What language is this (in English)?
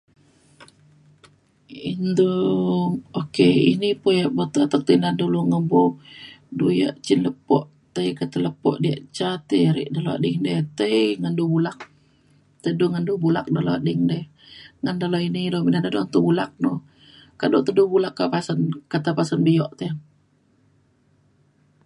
Mainstream Kenyah